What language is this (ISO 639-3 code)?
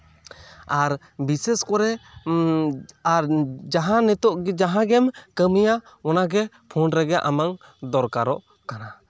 sat